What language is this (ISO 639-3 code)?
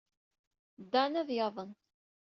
kab